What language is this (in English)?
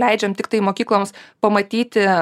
Lithuanian